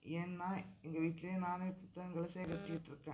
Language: Tamil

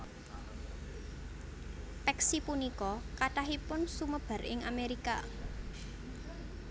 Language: Javanese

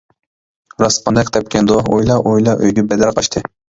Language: Uyghur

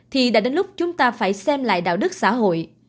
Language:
Vietnamese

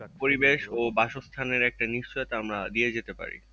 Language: Bangla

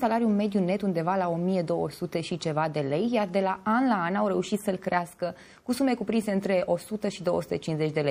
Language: Romanian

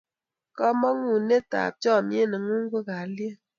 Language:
Kalenjin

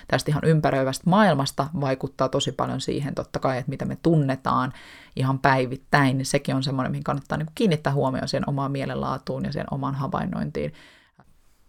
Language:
Finnish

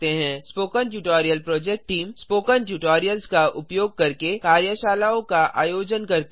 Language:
Hindi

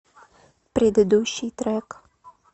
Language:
Russian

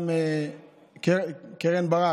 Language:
Hebrew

